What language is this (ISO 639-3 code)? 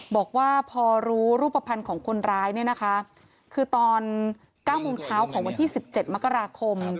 tha